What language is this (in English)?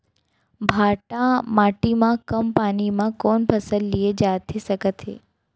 Chhattisgarhi